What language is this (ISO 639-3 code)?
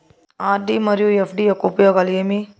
tel